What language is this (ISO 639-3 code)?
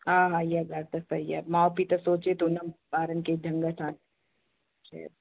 snd